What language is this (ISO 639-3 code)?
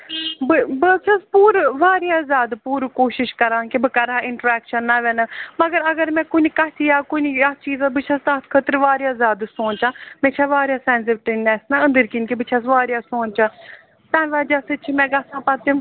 kas